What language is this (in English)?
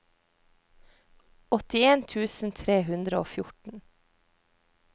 Norwegian